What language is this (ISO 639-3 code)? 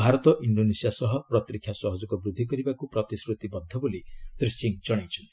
ori